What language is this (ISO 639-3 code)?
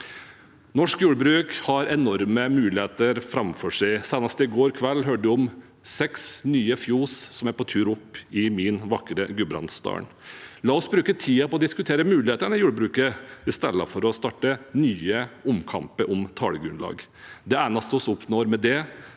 nor